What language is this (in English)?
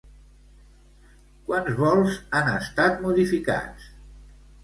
Catalan